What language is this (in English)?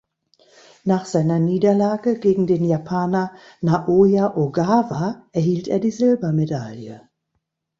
German